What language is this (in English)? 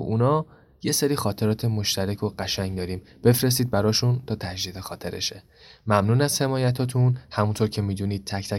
Persian